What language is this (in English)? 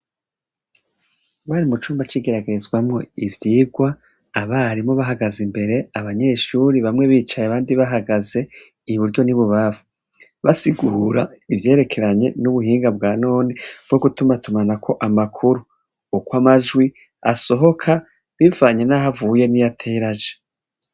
Rundi